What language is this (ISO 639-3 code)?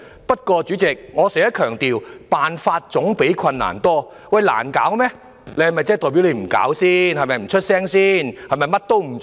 yue